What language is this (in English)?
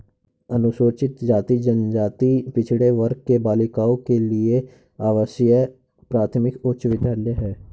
Hindi